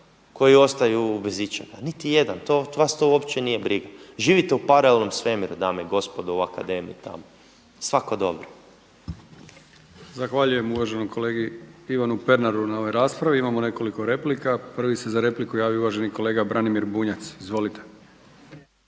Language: Croatian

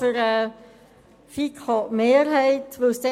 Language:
Swiss German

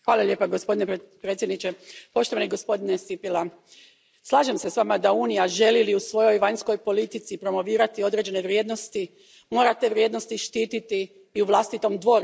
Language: Croatian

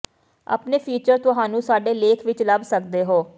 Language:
Punjabi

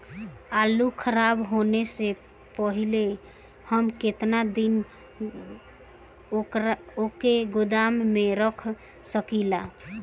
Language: Bhojpuri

